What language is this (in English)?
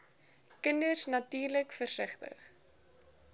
Afrikaans